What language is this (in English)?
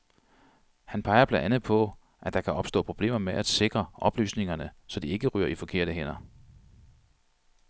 Danish